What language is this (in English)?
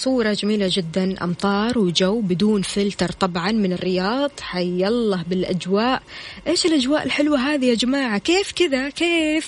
Arabic